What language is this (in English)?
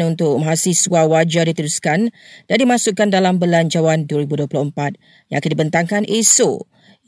Malay